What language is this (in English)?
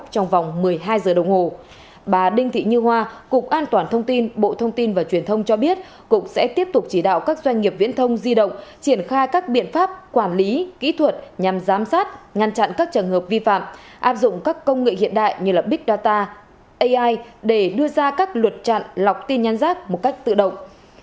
Vietnamese